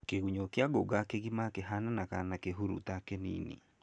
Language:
Kikuyu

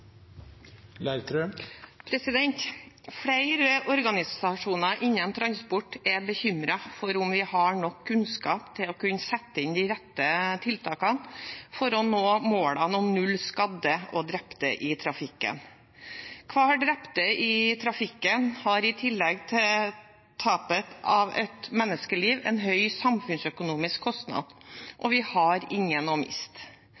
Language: Norwegian Bokmål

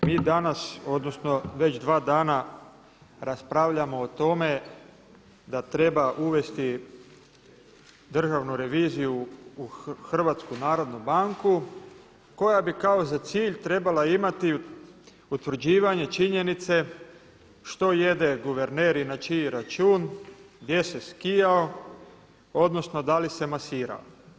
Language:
Croatian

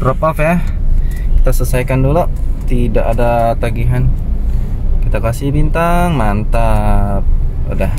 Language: Indonesian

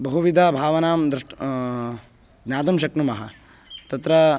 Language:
Sanskrit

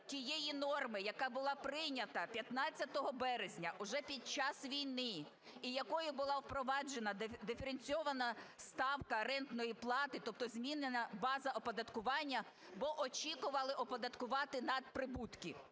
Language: Ukrainian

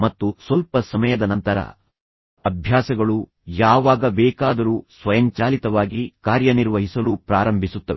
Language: Kannada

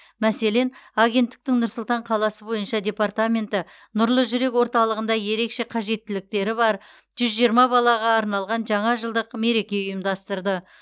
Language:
Kazakh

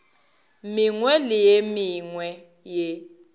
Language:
Northern Sotho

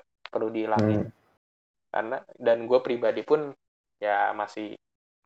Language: Indonesian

